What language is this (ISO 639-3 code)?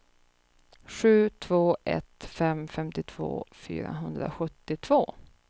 swe